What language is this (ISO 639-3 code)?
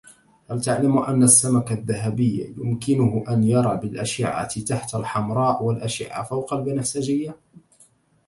ara